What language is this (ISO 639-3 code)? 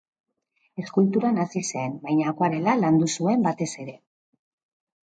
eus